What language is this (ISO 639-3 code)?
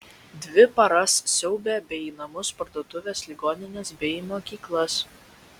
lit